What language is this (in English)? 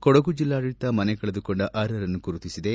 Kannada